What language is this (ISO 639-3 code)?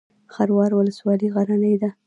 pus